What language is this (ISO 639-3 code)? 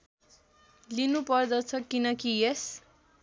nep